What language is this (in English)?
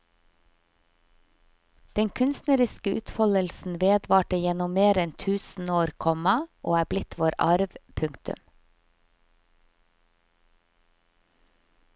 Norwegian